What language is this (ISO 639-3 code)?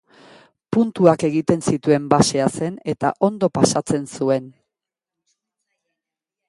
eus